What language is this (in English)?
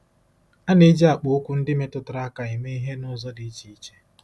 Igbo